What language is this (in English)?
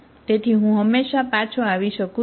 Gujarati